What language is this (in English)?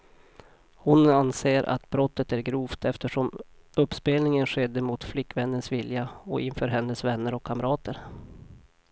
Swedish